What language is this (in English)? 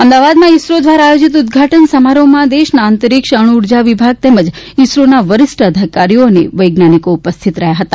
Gujarati